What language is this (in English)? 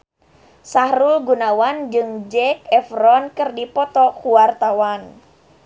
Sundanese